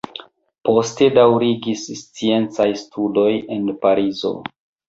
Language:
Esperanto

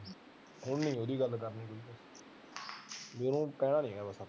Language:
Punjabi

